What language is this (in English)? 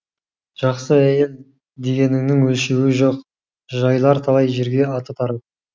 Kazakh